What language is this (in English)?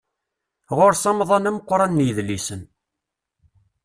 Kabyle